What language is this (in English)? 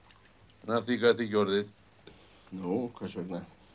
Icelandic